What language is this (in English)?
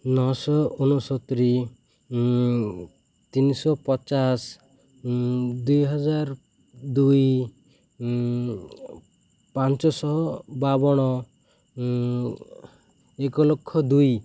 Odia